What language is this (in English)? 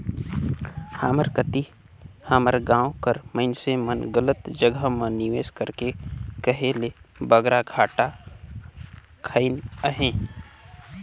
Chhattisgarhi